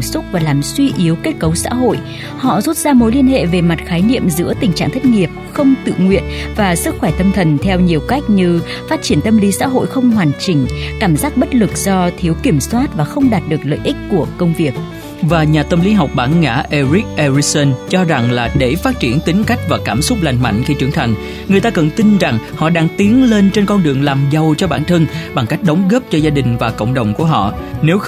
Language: Vietnamese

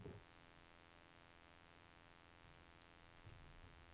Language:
Norwegian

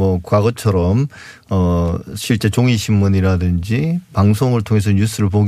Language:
Korean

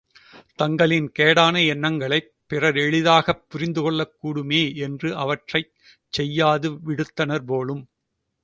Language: Tamil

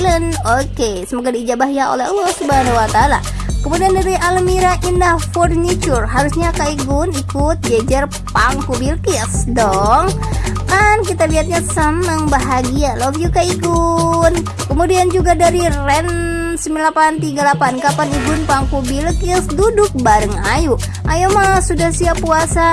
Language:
Indonesian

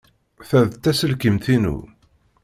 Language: Kabyle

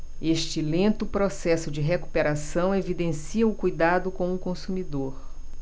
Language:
Portuguese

